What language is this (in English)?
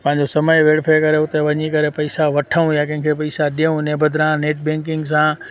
Sindhi